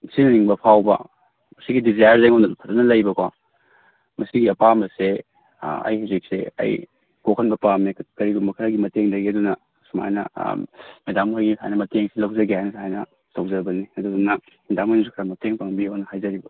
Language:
Manipuri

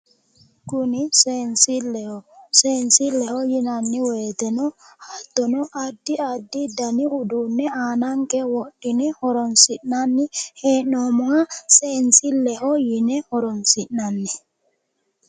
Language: Sidamo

